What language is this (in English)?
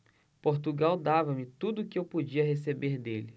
Portuguese